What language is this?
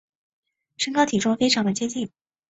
Chinese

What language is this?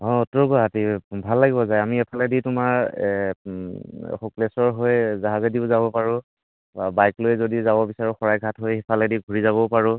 Assamese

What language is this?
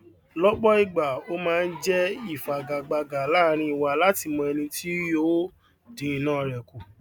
Yoruba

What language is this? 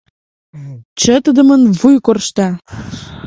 Mari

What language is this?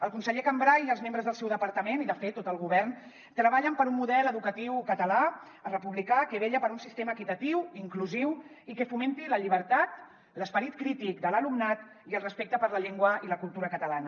Catalan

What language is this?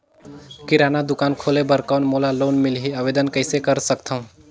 Chhattisgarhi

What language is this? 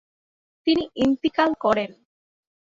Bangla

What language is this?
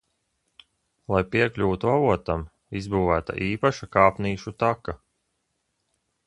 Latvian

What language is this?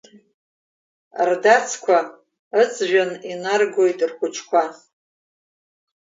Abkhazian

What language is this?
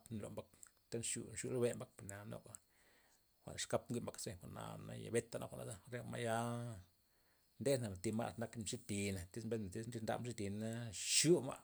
Loxicha Zapotec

